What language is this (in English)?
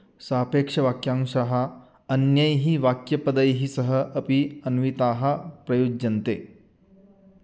Sanskrit